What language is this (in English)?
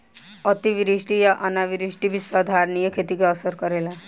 Bhojpuri